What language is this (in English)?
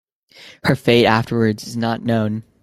English